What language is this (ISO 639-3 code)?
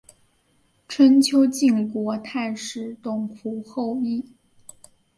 zho